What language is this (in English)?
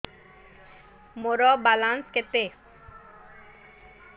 Odia